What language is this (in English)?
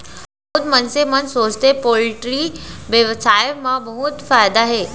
Chhattisgarhi